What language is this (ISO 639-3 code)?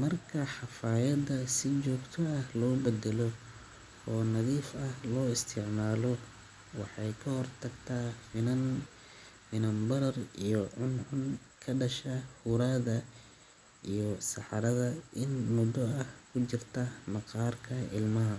som